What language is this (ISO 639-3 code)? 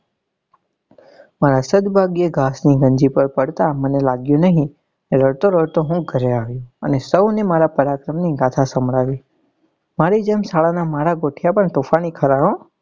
guj